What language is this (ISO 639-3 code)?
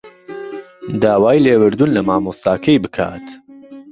ckb